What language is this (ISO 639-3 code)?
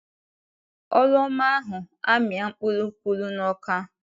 ibo